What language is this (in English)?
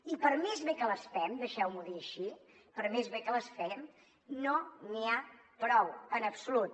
Catalan